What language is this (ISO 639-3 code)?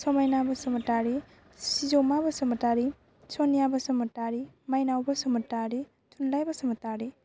brx